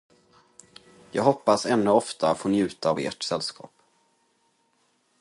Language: Swedish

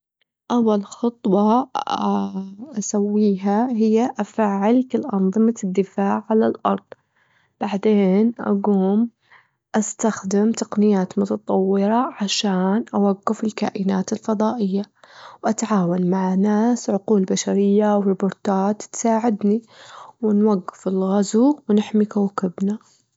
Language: Gulf Arabic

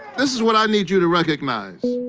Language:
English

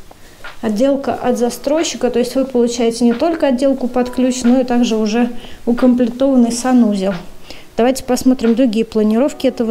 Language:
Russian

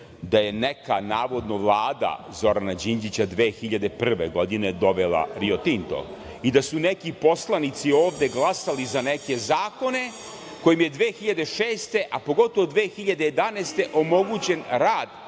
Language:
Serbian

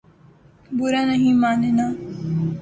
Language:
Urdu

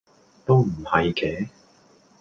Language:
Cantonese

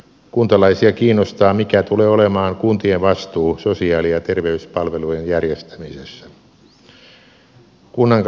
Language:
Finnish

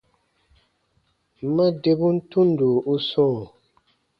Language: Baatonum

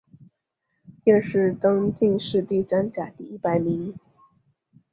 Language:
Chinese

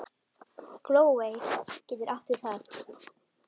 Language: Icelandic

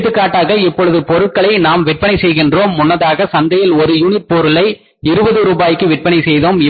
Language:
Tamil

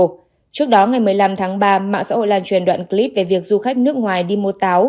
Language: Vietnamese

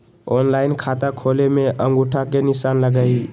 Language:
Magahi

